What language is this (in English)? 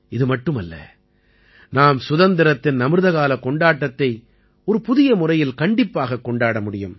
Tamil